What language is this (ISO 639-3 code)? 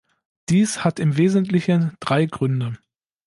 deu